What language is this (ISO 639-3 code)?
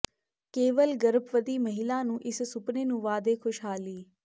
pan